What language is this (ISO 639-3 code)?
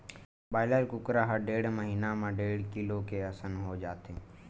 hne